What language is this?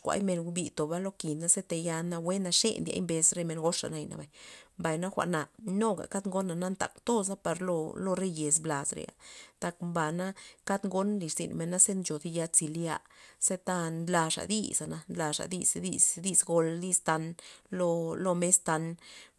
Loxicha Zapotec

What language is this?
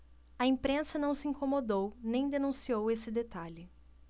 Portuguese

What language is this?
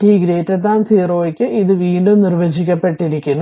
Malayalam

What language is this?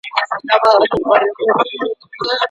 Pashto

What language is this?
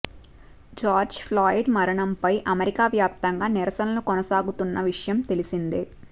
Telugu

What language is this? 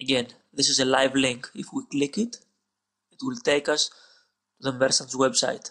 Greek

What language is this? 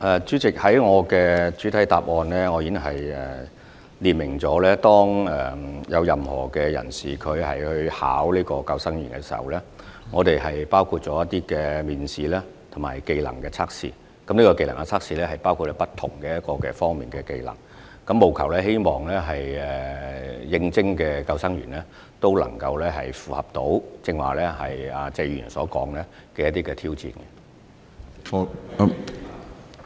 Cantonese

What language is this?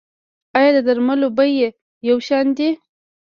Pashto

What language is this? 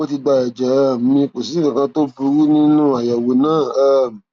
Yoruba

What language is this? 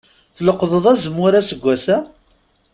Kabyle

